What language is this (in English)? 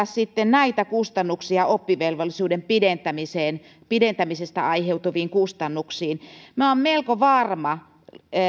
Finnish